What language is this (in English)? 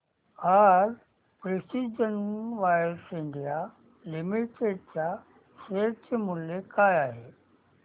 Marathi